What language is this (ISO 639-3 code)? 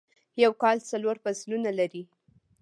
pus